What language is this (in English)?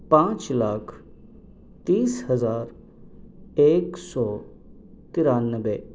Urdu